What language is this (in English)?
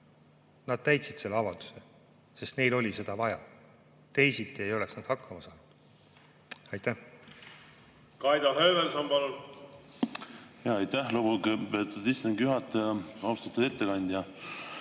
Estonian